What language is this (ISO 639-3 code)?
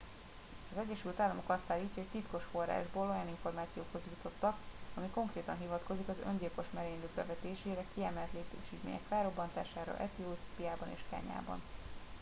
hun